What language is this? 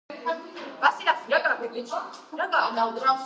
Georgian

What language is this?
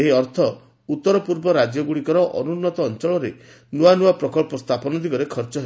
Odia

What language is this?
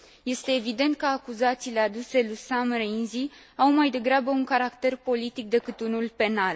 Romanian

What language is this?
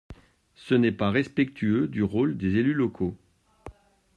French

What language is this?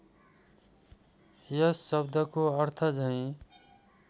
Nepali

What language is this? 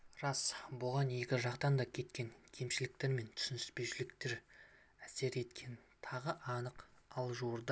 Kazakh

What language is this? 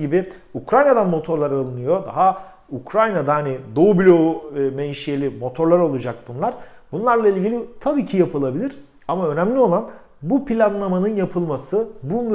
Turkish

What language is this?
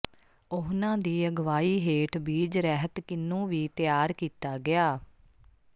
Punjabi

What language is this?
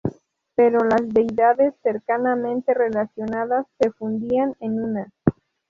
Spanish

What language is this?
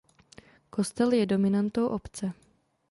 Czech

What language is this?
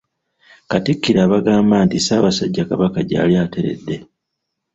Ganda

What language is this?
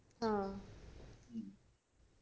Malayalam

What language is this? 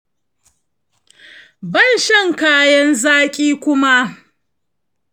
Hausa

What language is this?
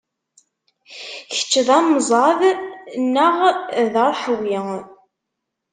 Kabyle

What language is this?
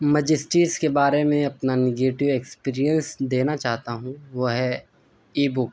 Urdu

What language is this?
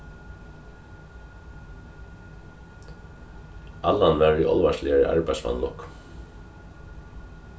Faroese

